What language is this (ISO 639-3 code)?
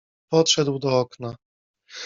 pol